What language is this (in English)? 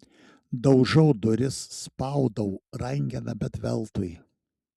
Lithuanian